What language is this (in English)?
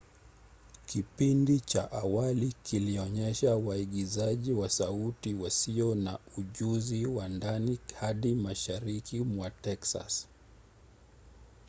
Swahili